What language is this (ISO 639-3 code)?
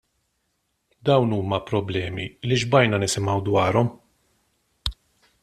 mlt